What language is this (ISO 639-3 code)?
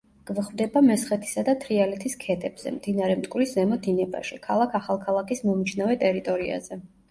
kat